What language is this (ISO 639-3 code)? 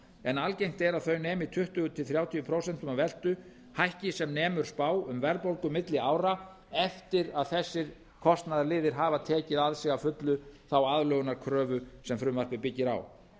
isl